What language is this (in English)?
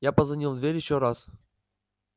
Russian